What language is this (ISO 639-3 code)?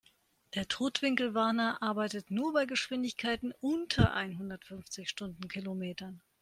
deu